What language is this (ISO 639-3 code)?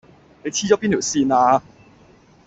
yue